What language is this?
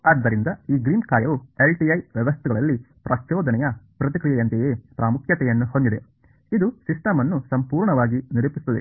Kannada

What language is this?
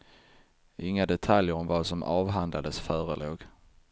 Swedish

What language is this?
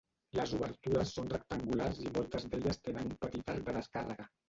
Catalan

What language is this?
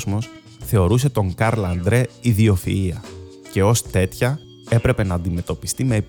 Greek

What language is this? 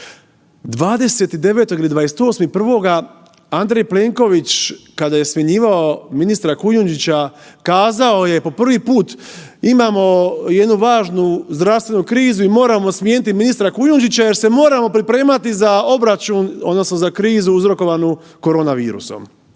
Croatian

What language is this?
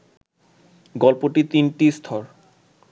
Bangla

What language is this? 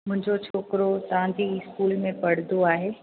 Sindhi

